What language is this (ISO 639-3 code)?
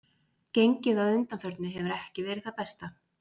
isl